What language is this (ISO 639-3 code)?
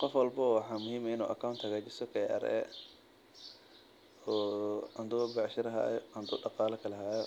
som